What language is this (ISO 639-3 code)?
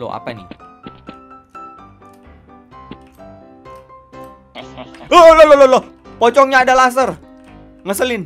ind